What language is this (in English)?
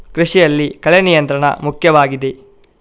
Kannada